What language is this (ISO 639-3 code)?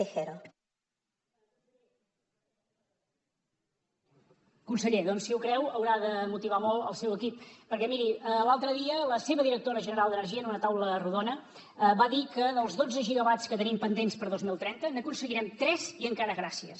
cat